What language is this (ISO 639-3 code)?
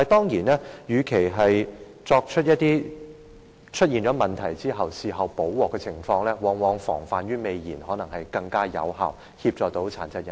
yue